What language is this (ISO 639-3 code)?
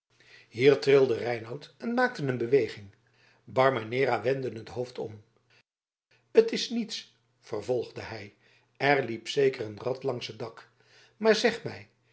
nld